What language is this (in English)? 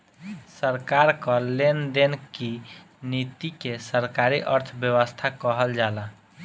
Bhojpuri